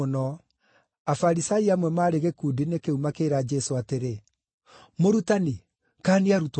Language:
Kikuyu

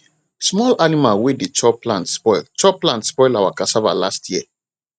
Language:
Nigerian Pidgin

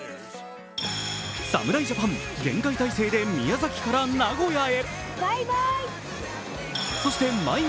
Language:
Japanese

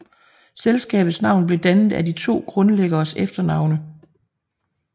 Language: Danish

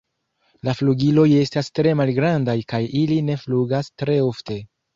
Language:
Esperanto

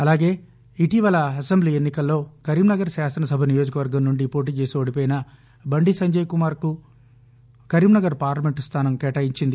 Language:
Telugu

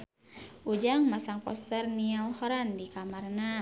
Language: Sundanese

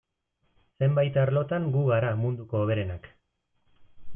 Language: Basque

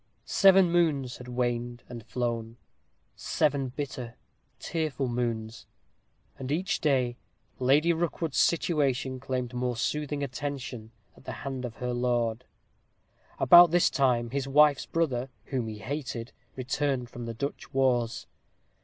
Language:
English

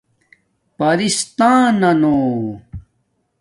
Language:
Domaaki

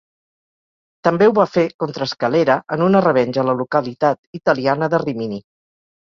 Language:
Catalan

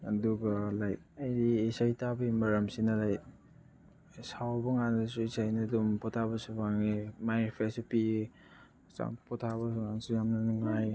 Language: Manipuri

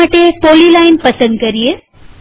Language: Gujarati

